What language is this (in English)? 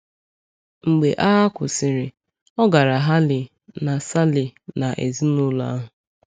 Igbo